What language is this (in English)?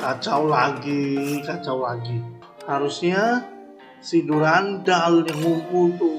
Indonesian